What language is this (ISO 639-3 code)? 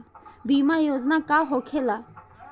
bho